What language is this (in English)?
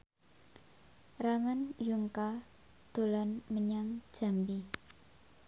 Javanese